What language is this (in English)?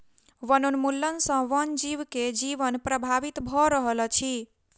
Maithili